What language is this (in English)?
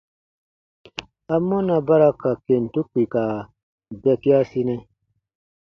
Baatonum